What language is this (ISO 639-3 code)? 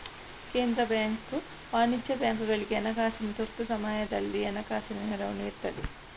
kan